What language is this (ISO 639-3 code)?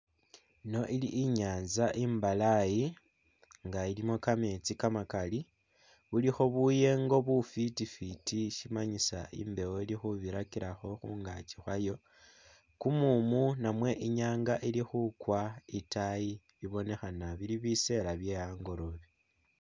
myx